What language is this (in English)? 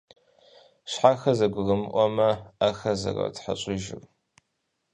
Kabardian